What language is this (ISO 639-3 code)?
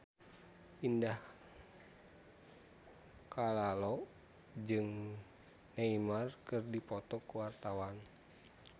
sun